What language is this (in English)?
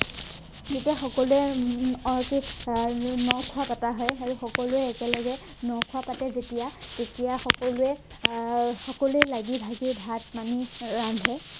Assamese